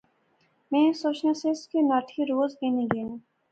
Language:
Pahari-Potwari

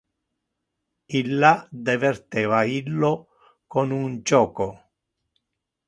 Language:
Interlingua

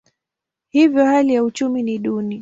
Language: Swahili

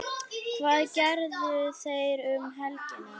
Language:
Icelandic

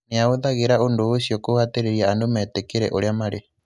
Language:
Kikuyu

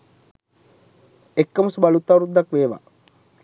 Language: Sinhala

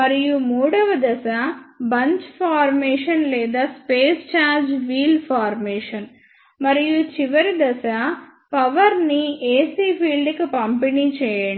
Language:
Telugu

